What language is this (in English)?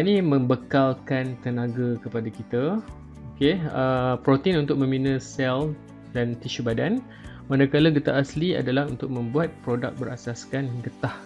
Malay